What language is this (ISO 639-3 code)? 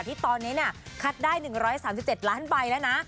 tha